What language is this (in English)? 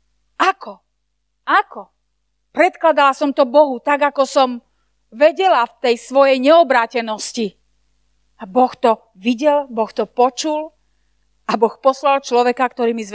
Slovak